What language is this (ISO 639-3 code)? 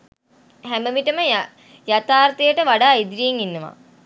sin